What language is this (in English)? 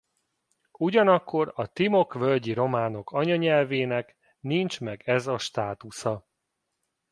Hungarian